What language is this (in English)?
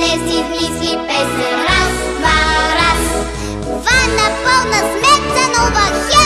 Bulgarian